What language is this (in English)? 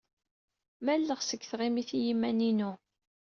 Kabyle